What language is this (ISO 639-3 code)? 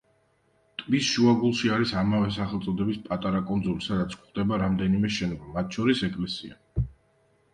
kat